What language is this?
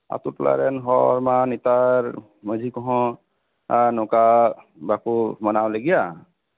Santali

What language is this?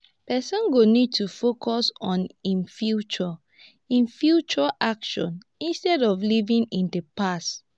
Nigerian Pidgin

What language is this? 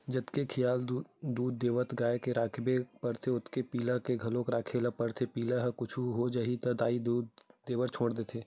Chhattisgarhi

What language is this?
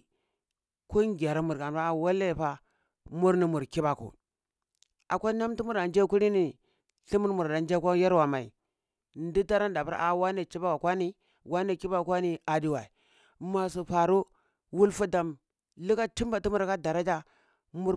Cibak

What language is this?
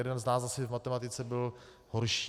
Czech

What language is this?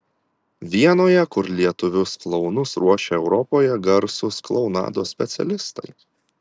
Lithuanian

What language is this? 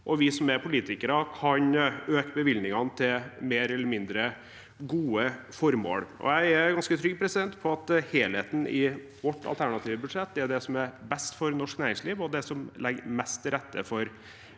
Norwegian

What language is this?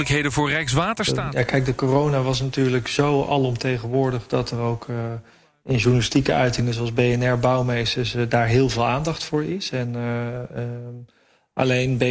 Dutch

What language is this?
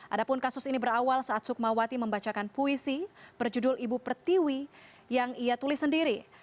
Indonesian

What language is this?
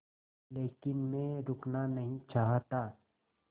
Hindi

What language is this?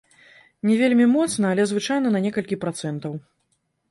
Belarusian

